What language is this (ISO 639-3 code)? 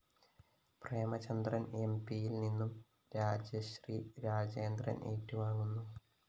mal